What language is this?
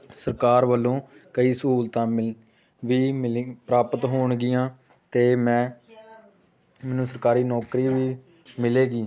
Punjabi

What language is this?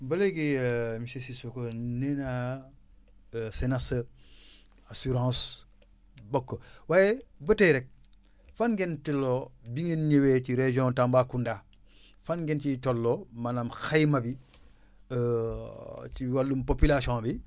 Wolof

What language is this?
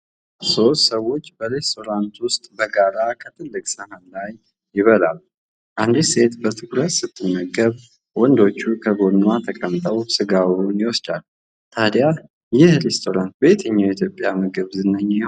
Amharic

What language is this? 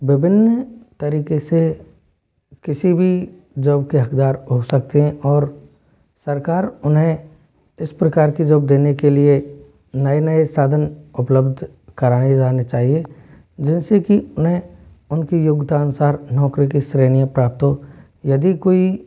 Hindi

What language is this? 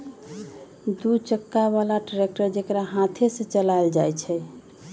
Magahi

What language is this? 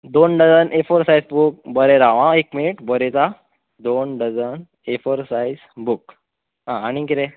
Konkani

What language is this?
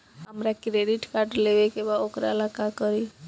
Bhojpuri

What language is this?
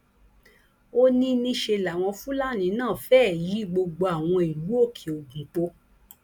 Yoruba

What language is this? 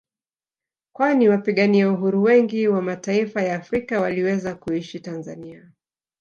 Swahili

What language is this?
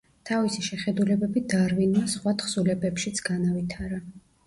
Georgian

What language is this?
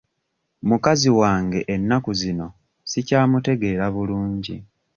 Ganda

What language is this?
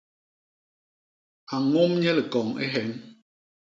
Basaa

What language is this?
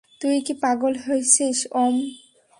Bangla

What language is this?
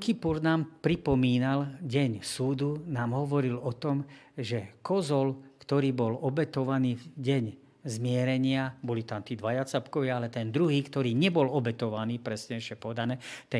Slovak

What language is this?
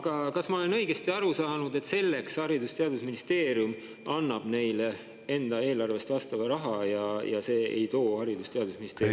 Estonian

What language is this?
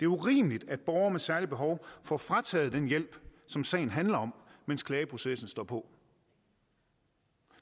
Danish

